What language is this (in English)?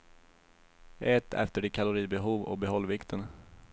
Swedish